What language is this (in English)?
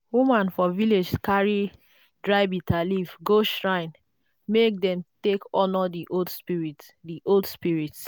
Nigerian Pidgin